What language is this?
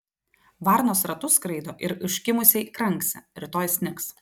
Lithuanian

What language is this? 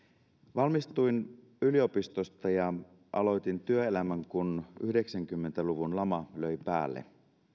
Finnish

